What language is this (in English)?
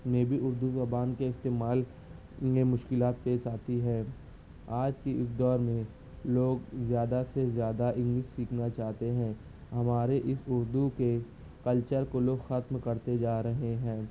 Urdu